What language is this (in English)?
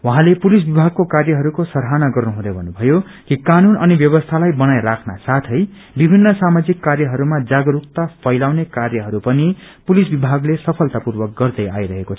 Nepali